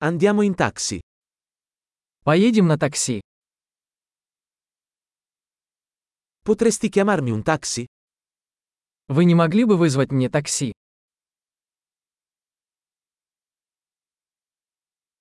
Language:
Italian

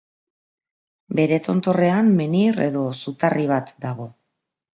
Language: Basque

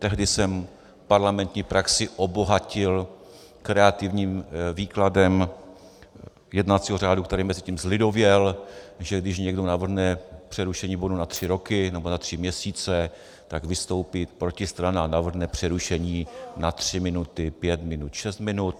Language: Czech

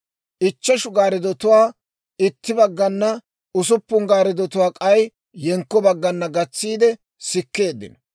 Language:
Dawro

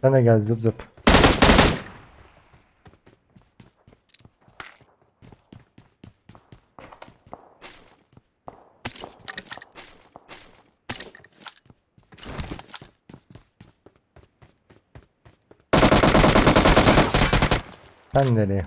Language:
Turkish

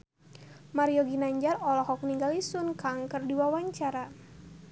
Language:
Sundanese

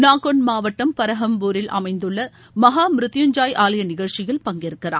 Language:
Tamil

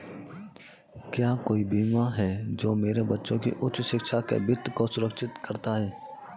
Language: Hindi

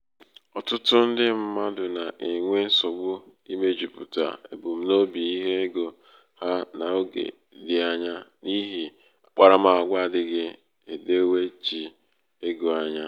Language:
Igbo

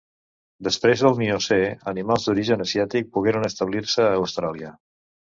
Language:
Catalan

